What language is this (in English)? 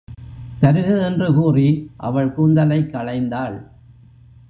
Tamil